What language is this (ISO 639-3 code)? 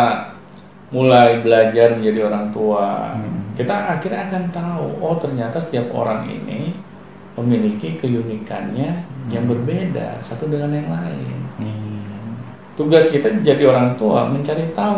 ind